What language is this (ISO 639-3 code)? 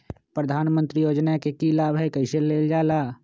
mag